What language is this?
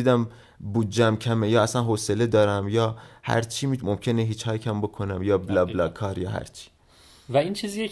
Persian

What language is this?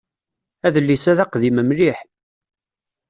Kabyle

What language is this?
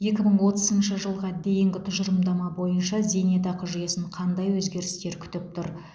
Kazakh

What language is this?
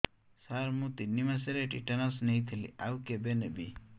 Odia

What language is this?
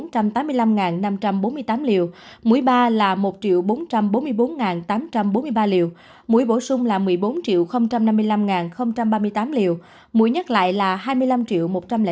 Vietnamese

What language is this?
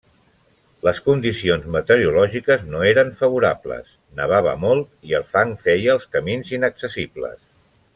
Catalan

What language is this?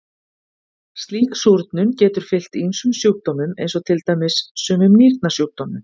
Icelandic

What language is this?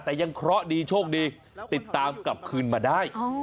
Thai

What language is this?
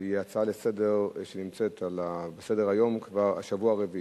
Hebrew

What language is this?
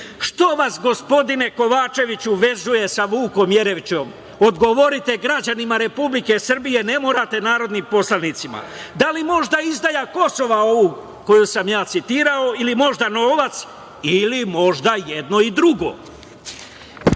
Serbian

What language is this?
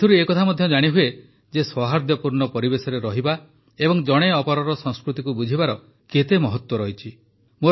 Odia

